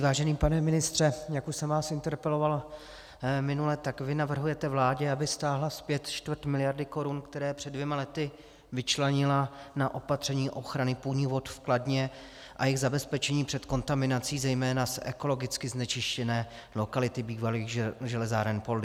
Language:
Czech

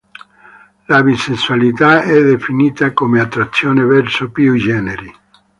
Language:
Italian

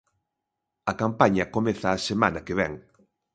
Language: Galician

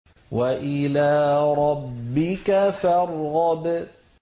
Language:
Arabic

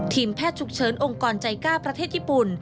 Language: Thai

